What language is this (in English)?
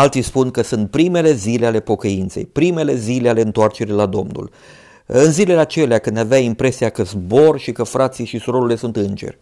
Romanian